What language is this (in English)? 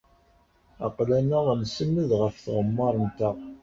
Kabyle